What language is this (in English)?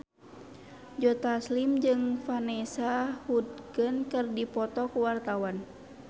Sundanese